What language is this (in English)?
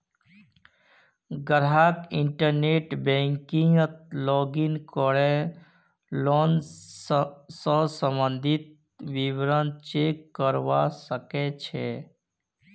Magahi